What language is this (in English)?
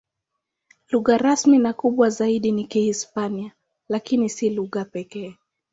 Swahili